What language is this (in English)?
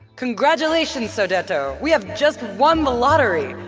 English